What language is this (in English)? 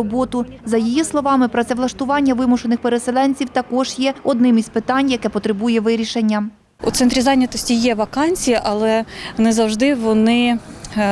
Ukrainian